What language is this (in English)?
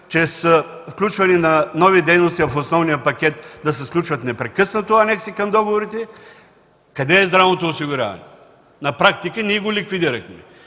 Bulgarian